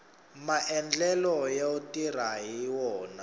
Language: Tsonga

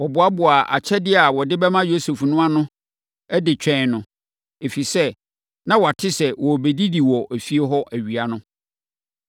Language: Akan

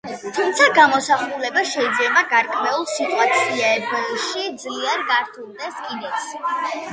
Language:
Georgian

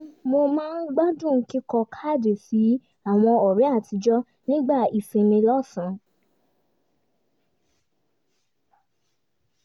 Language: Yoruba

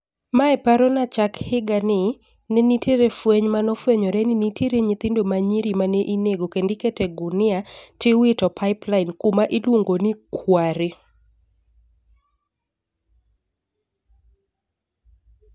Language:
Luo (Kenya and Tanzania)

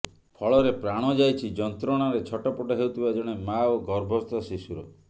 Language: Odia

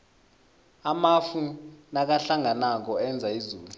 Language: South Ndebele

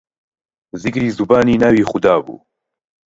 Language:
Central Kurdish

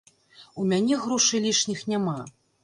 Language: Belarusian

